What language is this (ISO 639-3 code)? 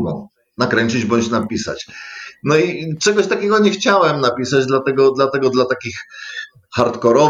pol